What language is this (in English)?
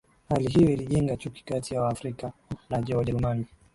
Swahili